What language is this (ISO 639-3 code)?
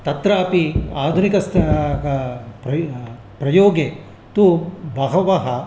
san